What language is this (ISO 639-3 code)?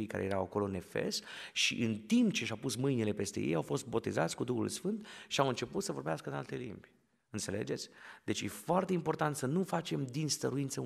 ron